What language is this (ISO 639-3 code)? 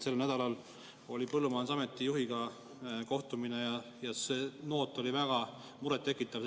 est